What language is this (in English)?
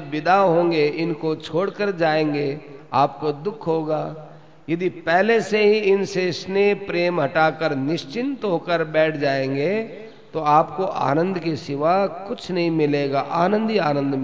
Hindi